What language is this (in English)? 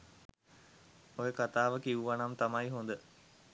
Sinhala